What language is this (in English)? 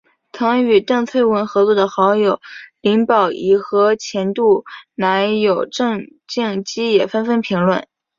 Chinese